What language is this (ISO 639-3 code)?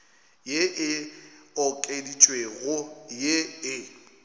nso